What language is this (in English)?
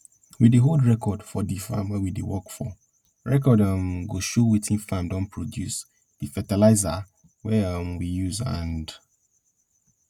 Nigerian Pidgin